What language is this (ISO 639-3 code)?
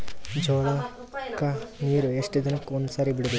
kan